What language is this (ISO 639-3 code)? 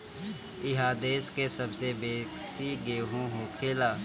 bho